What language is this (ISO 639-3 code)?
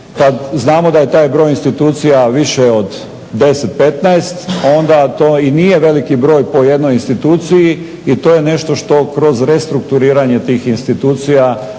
hrv